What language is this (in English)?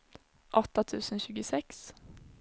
Swedish